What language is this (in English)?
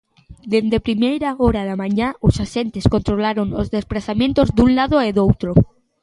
Galician